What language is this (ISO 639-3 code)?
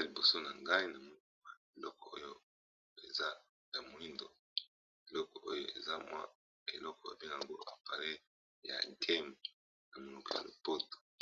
lin